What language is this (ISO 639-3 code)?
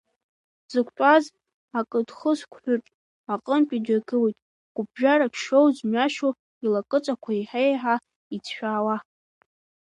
abk